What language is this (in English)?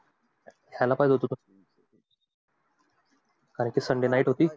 Marathi